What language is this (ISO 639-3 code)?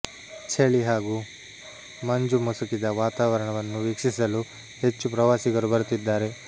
kan